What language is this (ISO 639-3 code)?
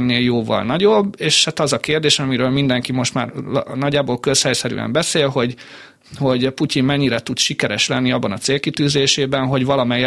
hun